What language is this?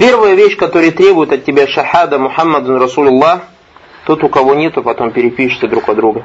Russian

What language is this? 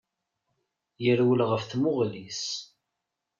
Kabyle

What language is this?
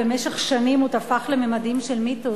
Hebrew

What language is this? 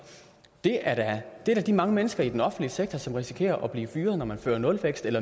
Danish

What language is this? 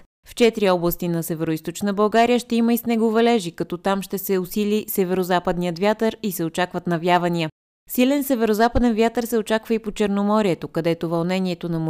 Bulgarian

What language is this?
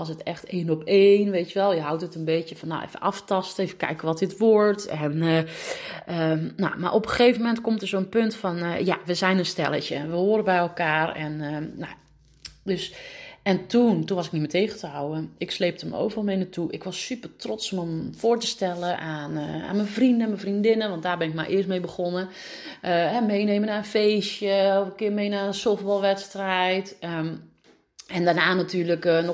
Dutch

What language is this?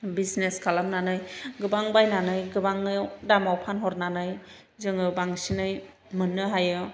Bodo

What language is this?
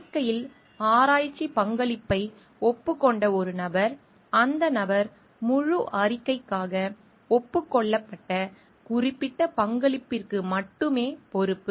Tamil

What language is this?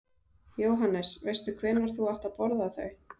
Icelandic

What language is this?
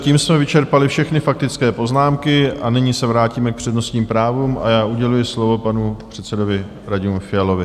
Czech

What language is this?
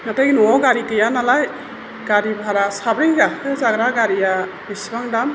Bodo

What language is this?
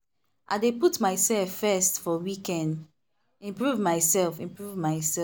Nigerian Pidgin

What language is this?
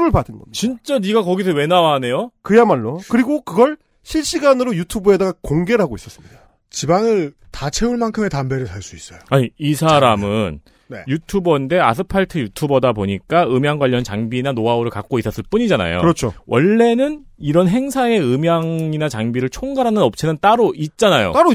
Korean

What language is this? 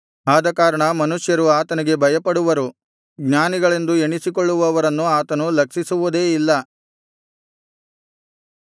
Kannada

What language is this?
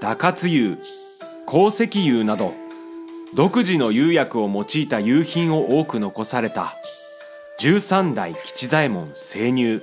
Japanese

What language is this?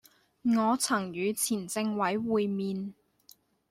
Chinese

